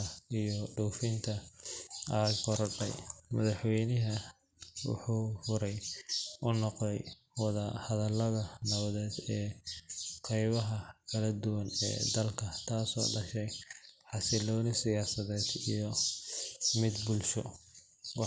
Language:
Somali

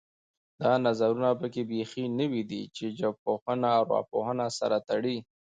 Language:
Pashto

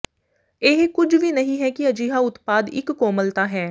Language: Punjabi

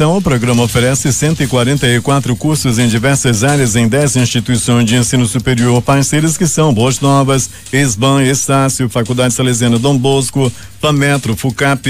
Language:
Portuguese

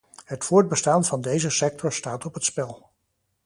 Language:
Dutch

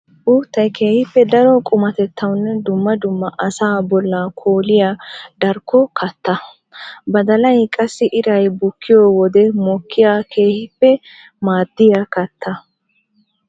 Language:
Wolaytta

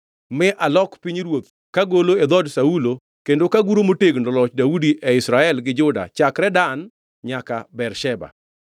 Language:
Luo (Kenya and Tanzania)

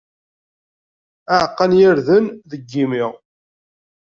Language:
Kabyle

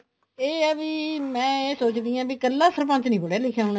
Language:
Punjabi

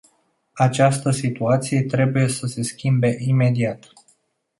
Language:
Romanian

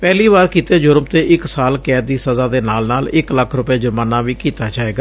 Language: Punjabi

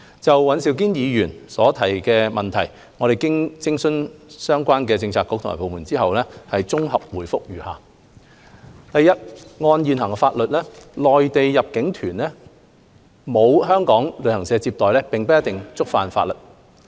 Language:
Cantonese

